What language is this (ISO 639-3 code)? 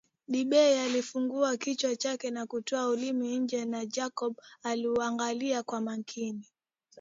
swa